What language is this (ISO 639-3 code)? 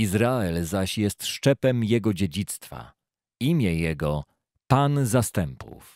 pol